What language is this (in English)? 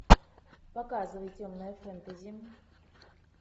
Russian